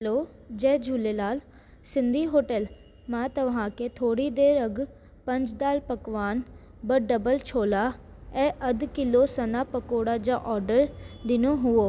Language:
Sindhi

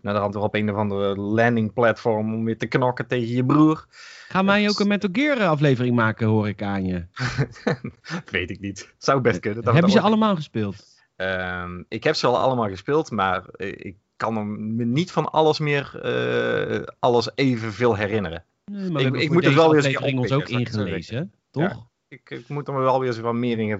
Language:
Dutch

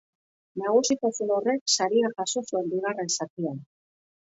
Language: Basque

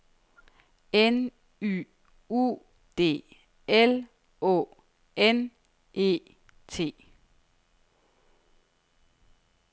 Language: Danish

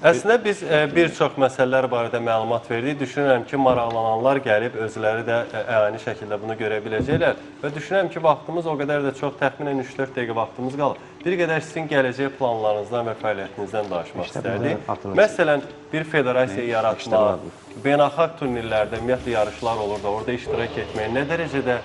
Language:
Turkish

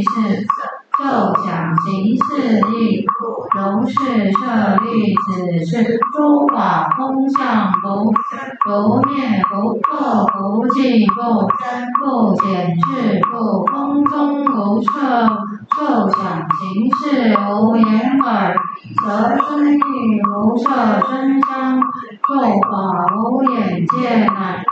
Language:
Chinese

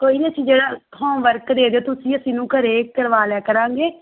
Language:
Punjabi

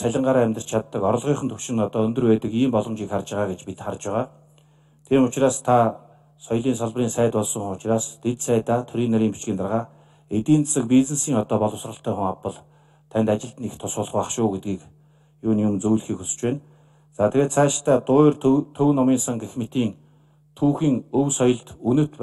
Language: Turkish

